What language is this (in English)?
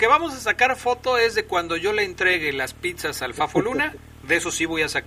Spanish